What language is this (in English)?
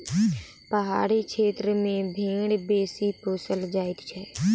Maithili